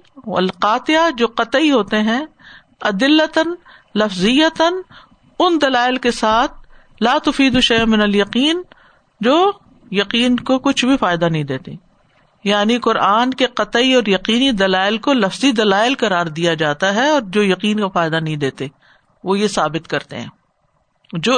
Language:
Urdu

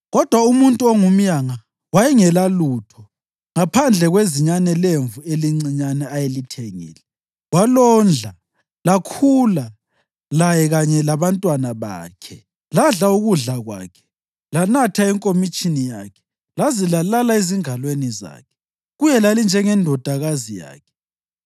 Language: North Ndebele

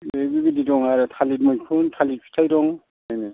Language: Bodo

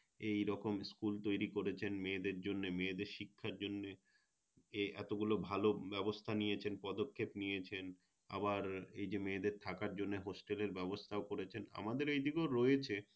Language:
Bangla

